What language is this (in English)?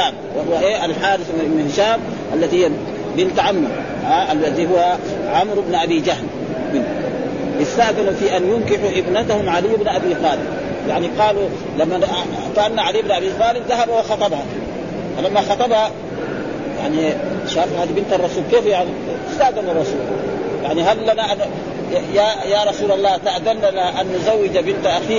Arabic